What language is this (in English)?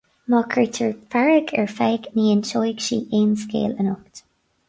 Irish